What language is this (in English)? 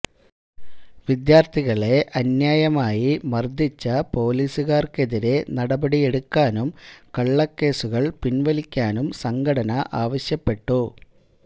Malayalam